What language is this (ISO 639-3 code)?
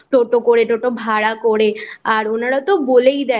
ben